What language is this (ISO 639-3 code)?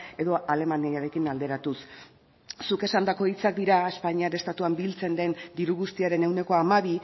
eus